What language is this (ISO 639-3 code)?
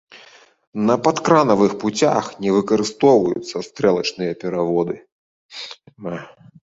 bel